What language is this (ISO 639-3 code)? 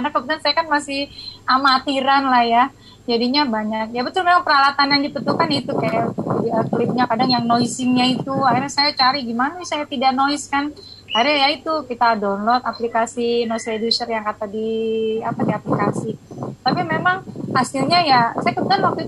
ind